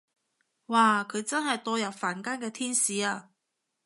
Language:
Cantonese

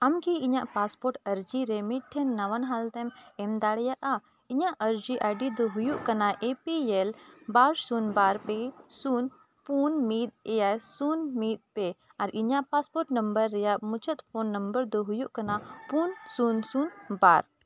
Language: Santali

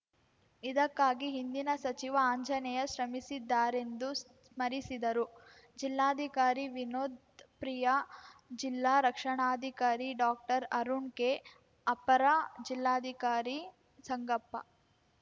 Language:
Kannada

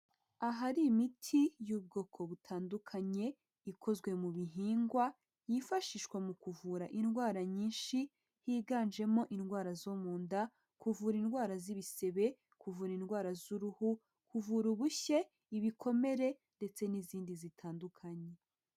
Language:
Kinyarwanda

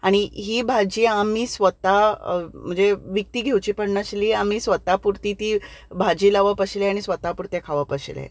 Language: Konkani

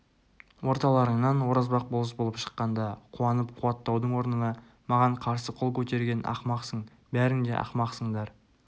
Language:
Kazakh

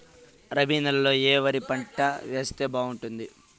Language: Telugu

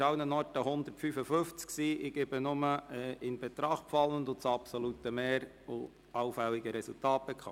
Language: Swiss German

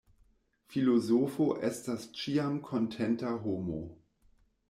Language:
Esperanto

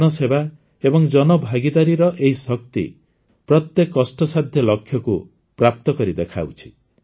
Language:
Odia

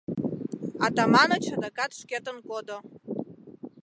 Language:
Mari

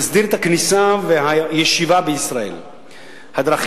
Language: Hebrew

